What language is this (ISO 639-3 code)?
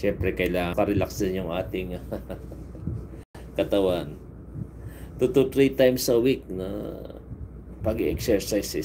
fil